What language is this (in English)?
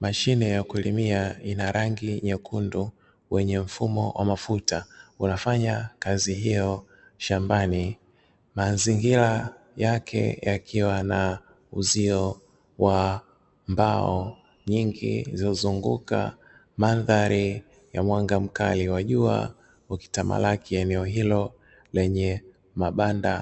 Swahili